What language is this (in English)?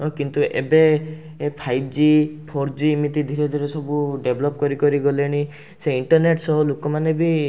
Odia